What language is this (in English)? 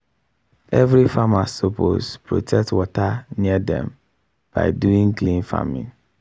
Nigerian Pidgin